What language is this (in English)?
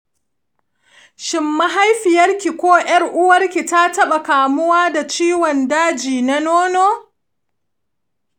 Hausa